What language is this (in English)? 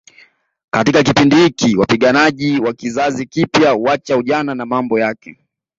Swahili